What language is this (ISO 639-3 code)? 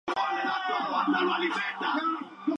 spa